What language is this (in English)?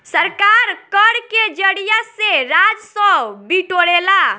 Bhojpuri